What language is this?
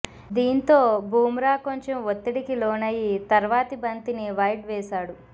Telugu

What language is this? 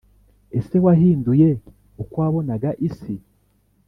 Kinyarwanda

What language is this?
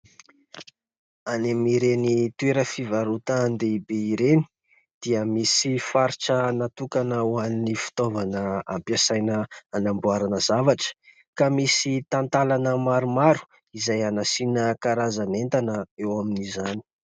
Malagasy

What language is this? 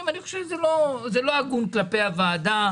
Hebrew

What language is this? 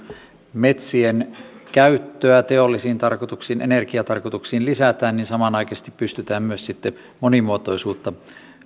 Finnish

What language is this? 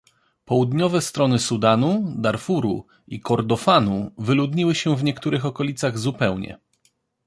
Polish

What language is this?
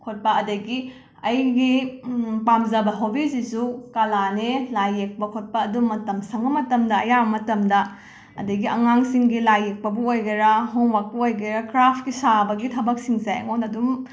Manipuri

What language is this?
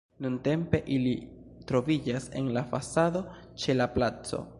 Esperanto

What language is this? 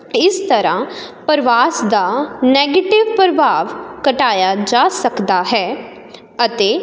Punjabi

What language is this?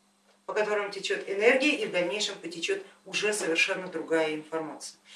Russian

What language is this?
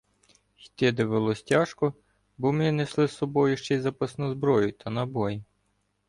Ukrainian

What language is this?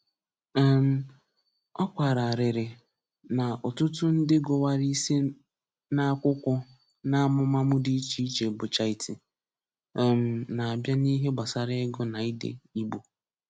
Igbo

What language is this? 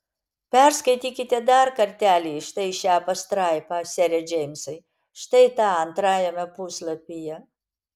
Lithuanian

